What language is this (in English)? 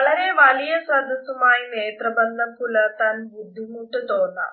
Malayalam